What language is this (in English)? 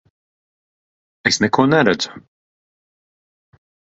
Latvian